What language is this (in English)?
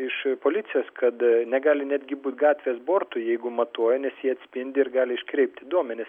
Lithuanian